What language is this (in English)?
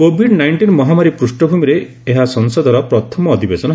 Odia